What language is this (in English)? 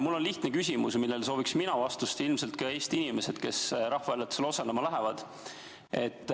Estonian